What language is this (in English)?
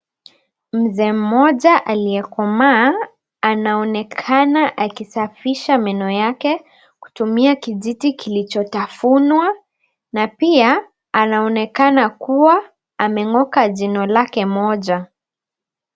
Swahili